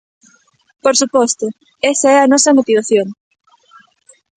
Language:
Galician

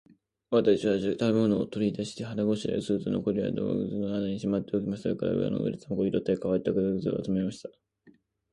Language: Japanese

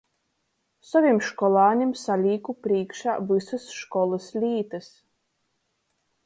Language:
Latgalian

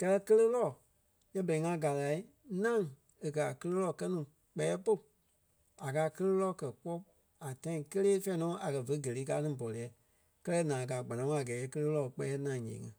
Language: Kpelle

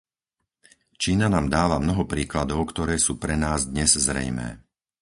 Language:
Slovak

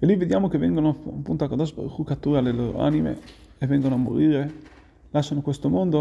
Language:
Italian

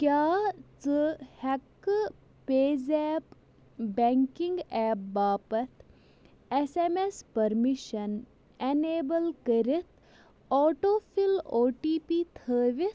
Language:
Kashmiri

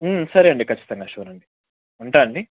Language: Telugu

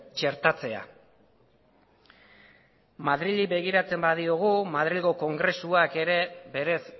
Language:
Basque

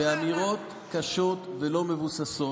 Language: Hebrew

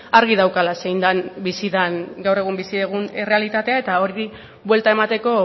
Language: Basque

